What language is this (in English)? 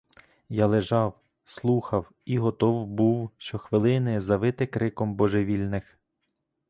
Ukrainian